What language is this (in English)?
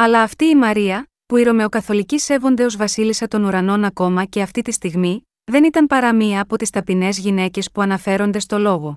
Greek